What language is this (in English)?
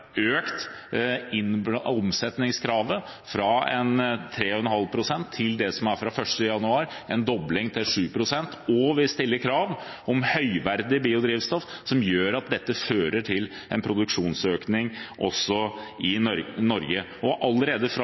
Norwegian Bokmål